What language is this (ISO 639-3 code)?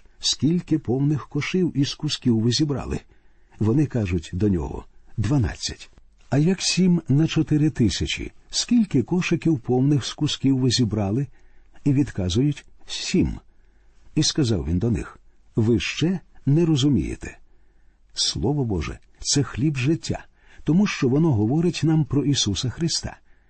ukr